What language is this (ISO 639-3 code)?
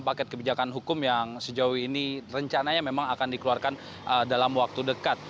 ind